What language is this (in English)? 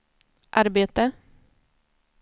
Swedish